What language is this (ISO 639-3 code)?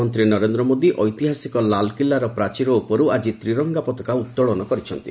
ori